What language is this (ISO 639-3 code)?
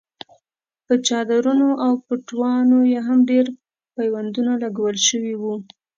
pus